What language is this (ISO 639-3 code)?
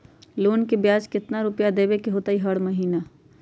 mag